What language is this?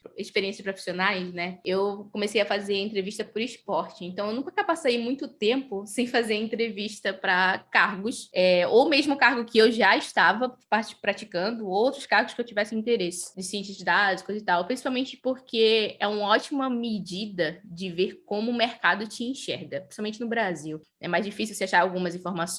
Portuguese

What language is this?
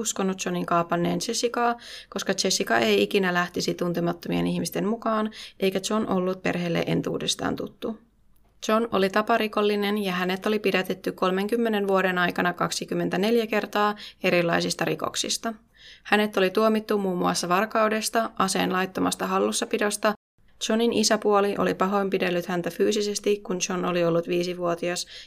Finnish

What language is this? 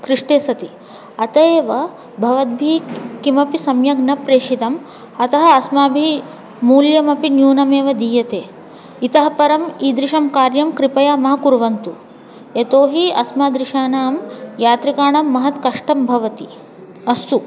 Sanskrit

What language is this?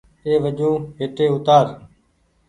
Goaria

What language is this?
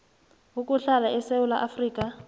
South Ndebele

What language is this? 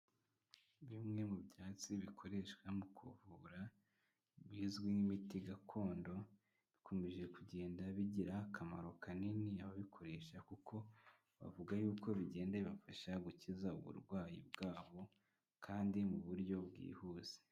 Kinyarwanda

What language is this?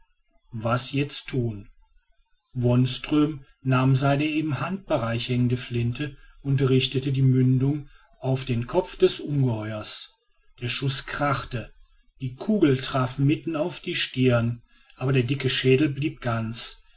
German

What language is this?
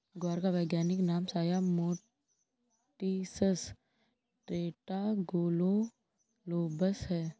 Hindi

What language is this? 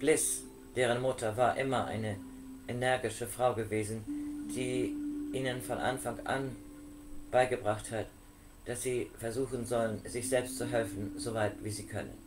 German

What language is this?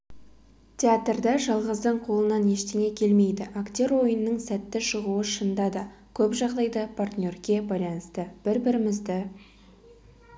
Kazakh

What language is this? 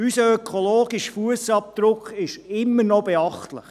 Swiss German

